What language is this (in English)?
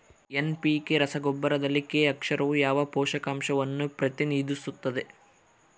Kannada